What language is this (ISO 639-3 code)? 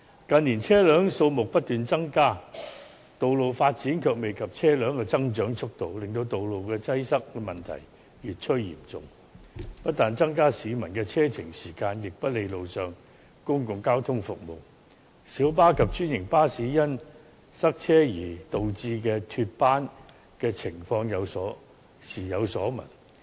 yue